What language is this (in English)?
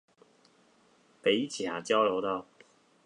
Chinese